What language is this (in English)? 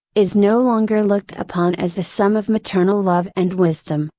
English